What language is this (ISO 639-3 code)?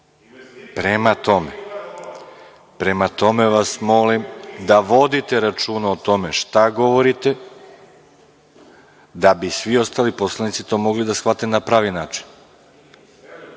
srp